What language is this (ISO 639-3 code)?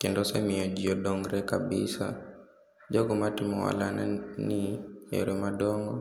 luo